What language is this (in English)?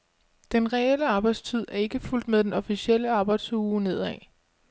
Danish